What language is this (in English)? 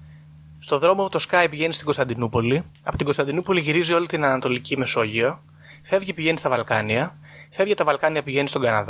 Greek